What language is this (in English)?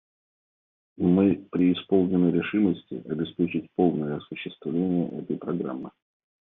Russian